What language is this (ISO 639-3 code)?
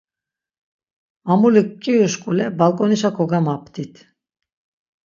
lzz